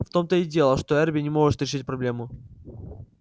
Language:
Russian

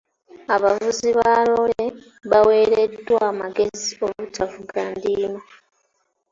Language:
Ganda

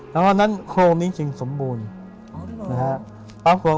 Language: Thai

